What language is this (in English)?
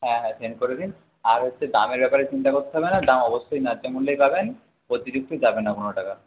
Bangla